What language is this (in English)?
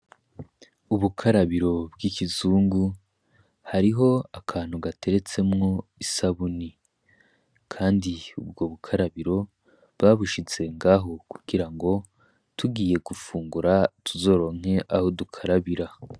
Rundi